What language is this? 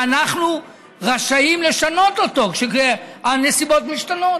Hebrew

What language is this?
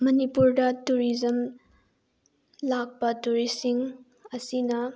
Manipuri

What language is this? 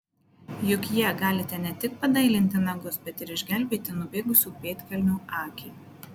Lithuanian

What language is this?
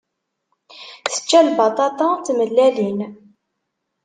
Kabyle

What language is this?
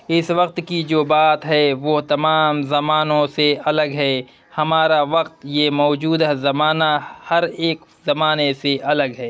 Urdu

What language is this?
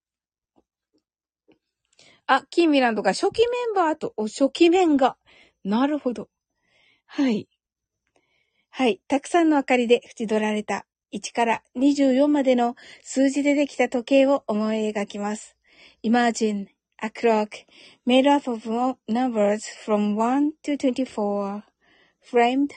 Japanese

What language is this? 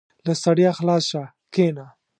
Pashto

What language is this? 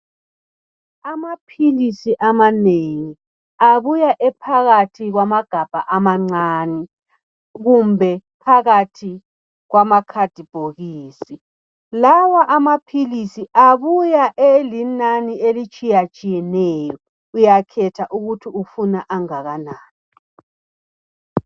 North Ndebele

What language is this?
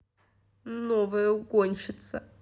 Russian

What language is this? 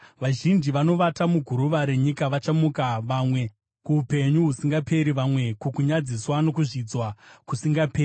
Shona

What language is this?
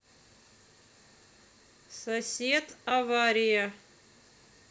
Russian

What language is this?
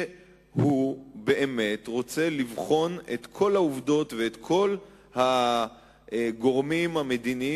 Hebrew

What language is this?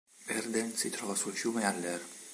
Italian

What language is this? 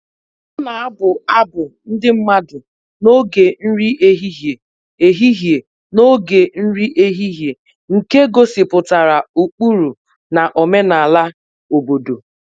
Igbo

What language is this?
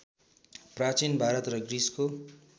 Nepali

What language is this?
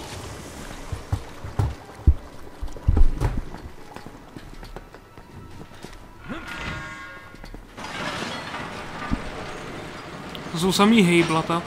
Czech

